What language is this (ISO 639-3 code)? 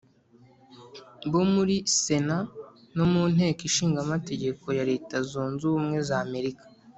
kin